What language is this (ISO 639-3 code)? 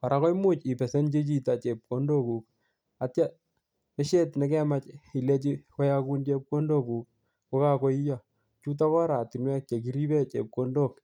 kln